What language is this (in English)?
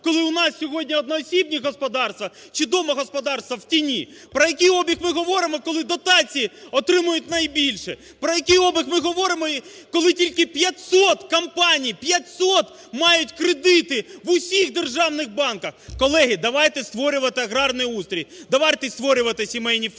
Ukrainian